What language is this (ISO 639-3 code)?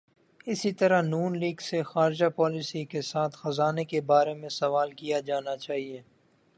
urd